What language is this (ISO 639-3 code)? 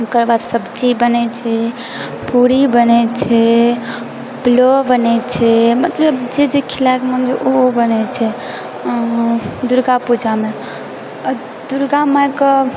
mai